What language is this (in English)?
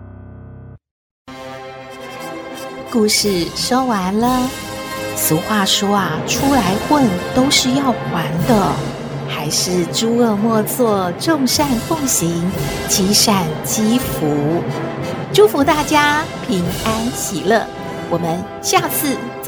Chinese